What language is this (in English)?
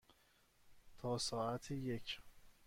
Persian